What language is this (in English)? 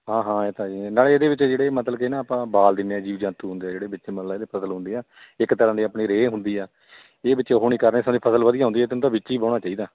Punjabi